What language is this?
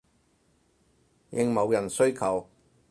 Cantonese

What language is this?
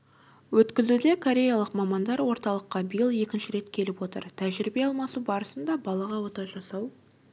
Kazakh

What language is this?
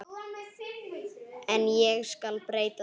Icelandic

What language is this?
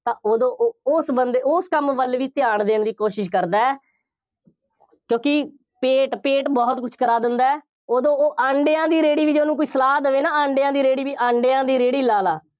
Punjabi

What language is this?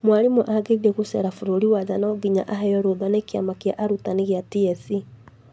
Kikuyu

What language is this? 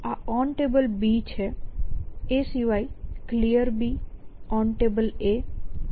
Gujarati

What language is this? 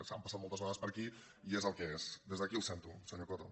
Catalan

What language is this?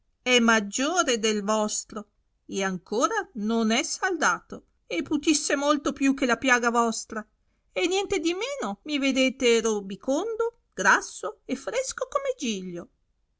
Italian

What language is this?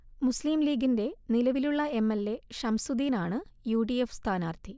Malayalam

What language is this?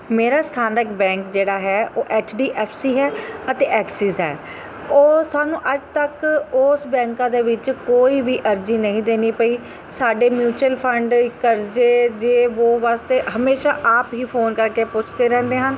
Punjabi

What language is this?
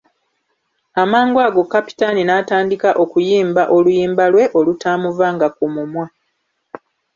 Ganda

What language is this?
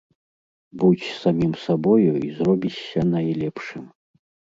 Belarusian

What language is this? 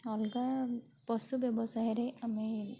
Odia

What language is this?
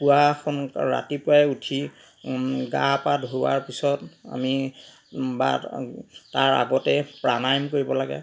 Assamese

